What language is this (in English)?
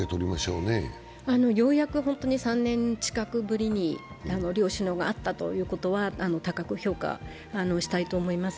Japanese